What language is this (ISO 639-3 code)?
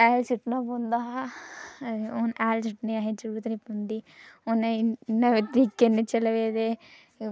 doi